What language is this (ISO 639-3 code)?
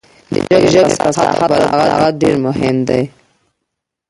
pus